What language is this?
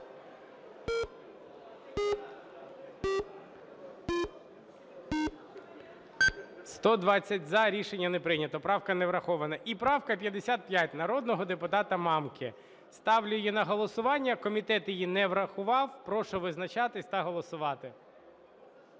Ukrainian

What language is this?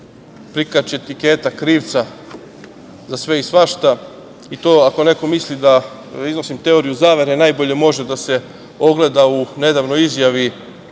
Serbian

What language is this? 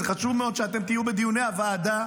Hebrew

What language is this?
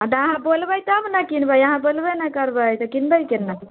Maithili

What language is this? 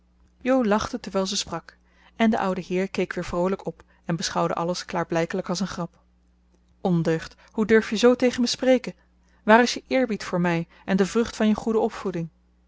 Dutch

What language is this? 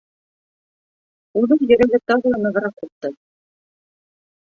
Bashkir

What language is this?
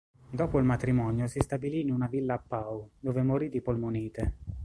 Italian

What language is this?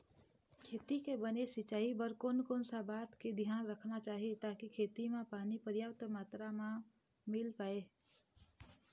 Chhattisgarhi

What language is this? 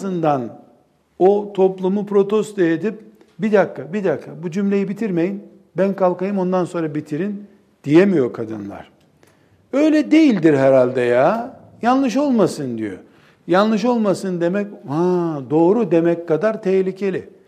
Turkish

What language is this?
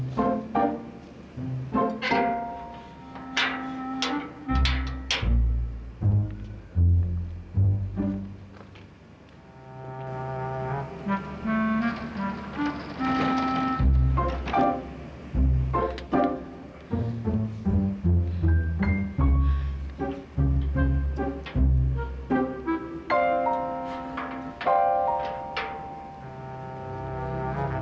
Indonesian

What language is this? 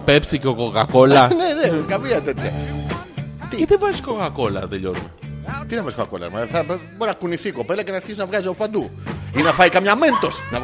Greek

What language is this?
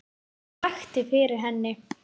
Icelandic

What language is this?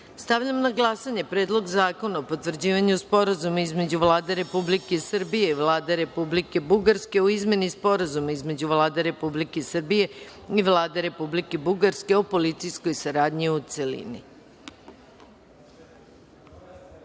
Serbian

